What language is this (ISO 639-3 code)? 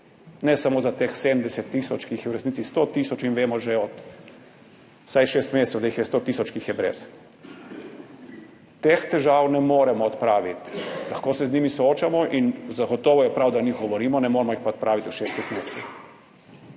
slv